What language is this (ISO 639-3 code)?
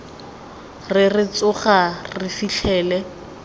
tsn